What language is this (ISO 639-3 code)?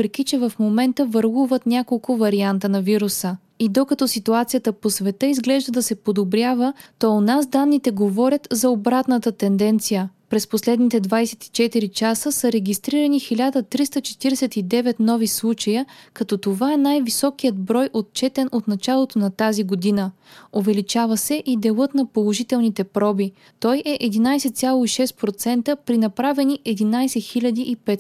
bul